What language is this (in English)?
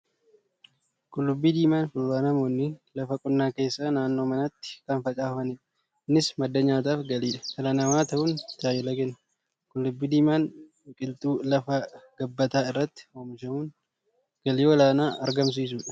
Oromo